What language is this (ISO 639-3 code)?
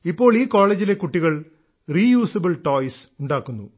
mal